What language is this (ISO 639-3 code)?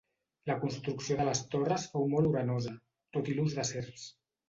cat